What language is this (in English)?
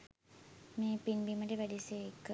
Sinhala